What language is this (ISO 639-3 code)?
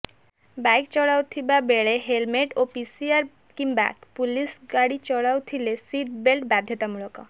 ori